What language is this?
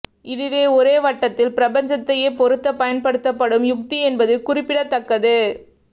Tamil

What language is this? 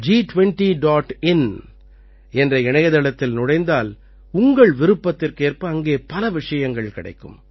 Tamil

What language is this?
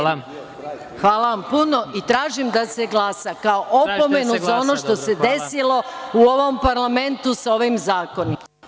Serbian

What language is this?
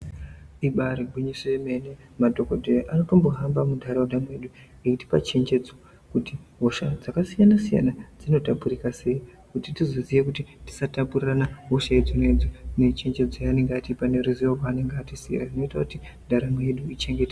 Ndau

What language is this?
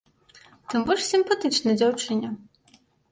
Belarusian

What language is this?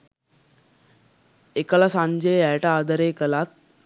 Sinhala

